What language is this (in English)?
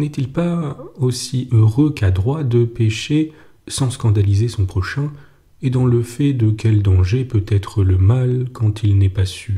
French